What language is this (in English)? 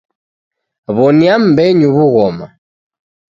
Taita